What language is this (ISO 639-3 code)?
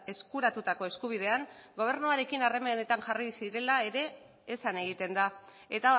eus